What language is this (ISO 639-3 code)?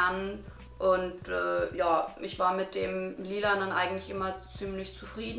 deu